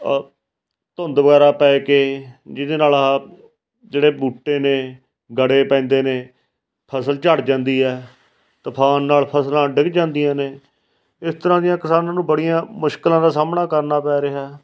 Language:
Punjabi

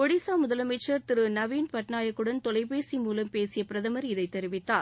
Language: Tamil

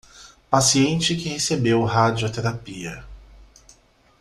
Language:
Portuguese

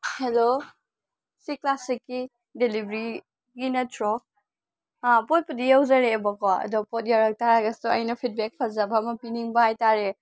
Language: Manipuri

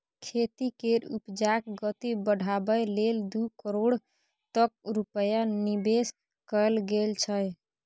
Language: Maithili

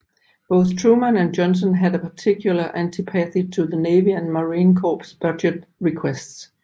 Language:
Danish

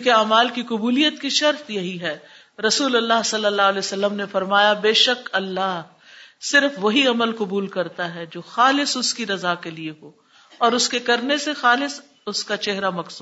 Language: Urdu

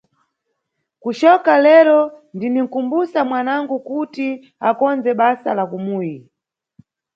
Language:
Nyungwe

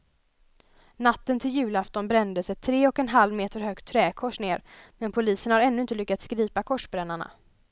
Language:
Swedish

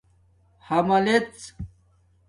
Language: Domaaki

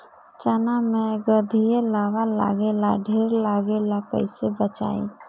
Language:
Bhojpuri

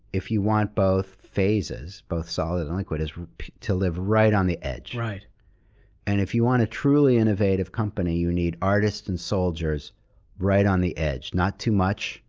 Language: English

